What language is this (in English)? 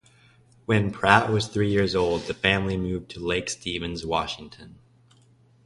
English